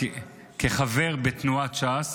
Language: Hebrew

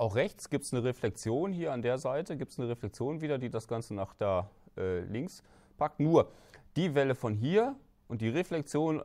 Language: German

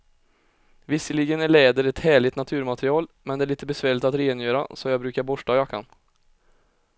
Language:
Swedish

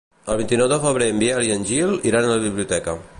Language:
Catalan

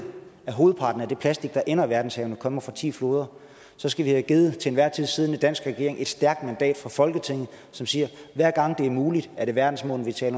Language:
Danish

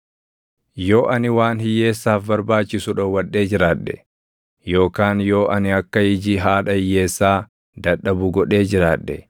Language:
Oromo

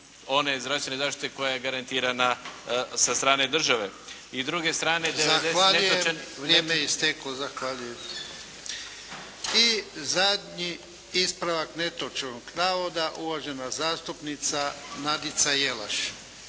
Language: Croatian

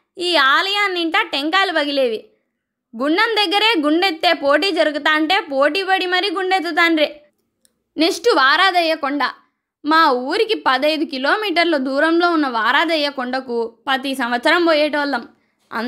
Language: Telugu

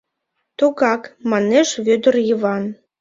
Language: Mari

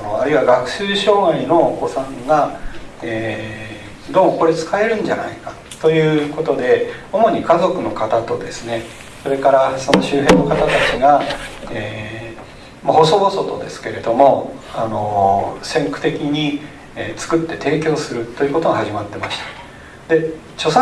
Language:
Japanese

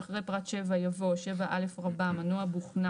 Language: Hebrew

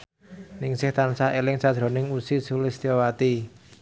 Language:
Javanese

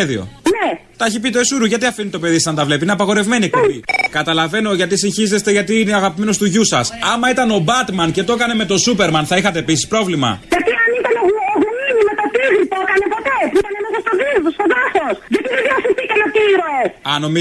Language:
Greek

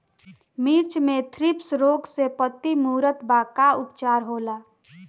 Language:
Bhojpuri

